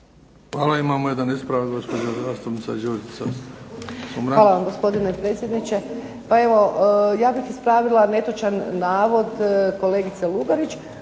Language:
Croatian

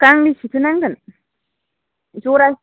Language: Bodo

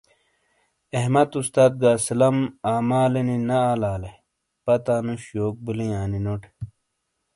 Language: Shina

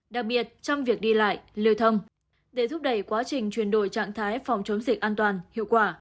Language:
Vietnamese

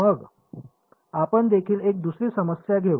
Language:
Marathi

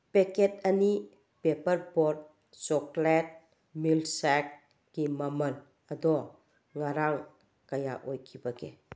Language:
Manipuri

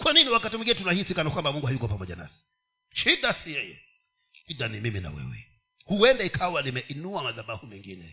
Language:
Swahili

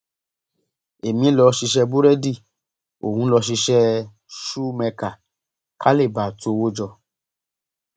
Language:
Yoruba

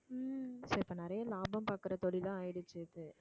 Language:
Tamil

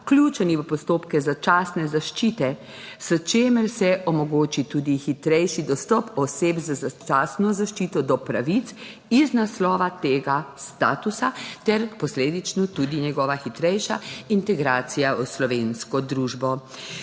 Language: Slovenian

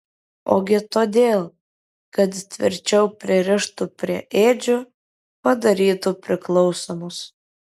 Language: Lithuanian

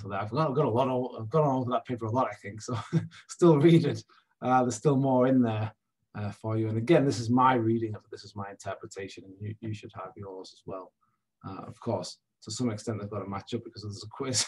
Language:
English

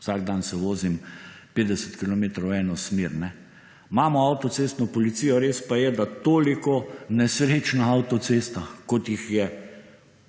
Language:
Slovenian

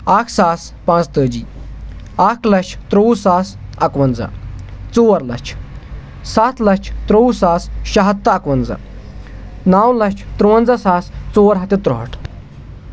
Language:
Kashmiri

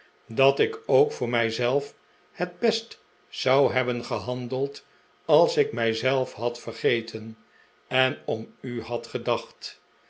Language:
Dutch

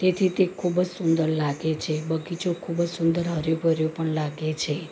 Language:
Gujarati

